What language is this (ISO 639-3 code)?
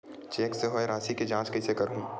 hne